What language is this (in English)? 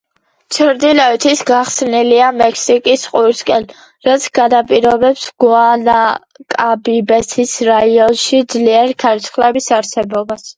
Georgian